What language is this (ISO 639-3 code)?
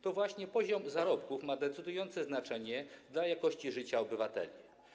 pol